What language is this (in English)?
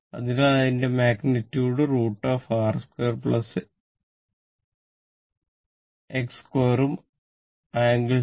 Malayalam